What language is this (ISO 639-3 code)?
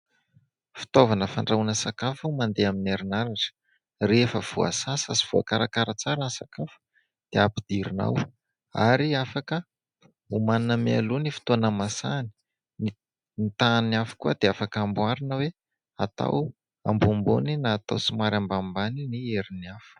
mlg